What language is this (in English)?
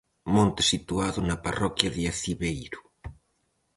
Galician